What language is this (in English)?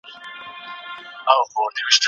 Pashto